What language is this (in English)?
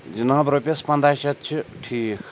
Kashmiri